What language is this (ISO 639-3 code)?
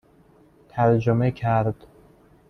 fas